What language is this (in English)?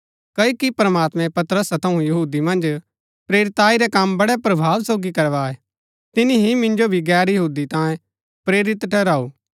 Gaddi